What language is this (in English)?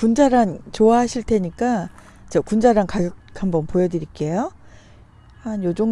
Korean